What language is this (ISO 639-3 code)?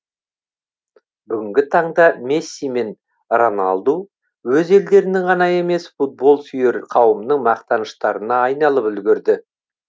kaz